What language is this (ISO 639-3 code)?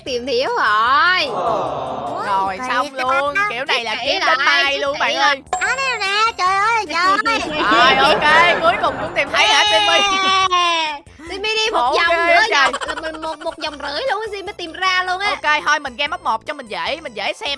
vie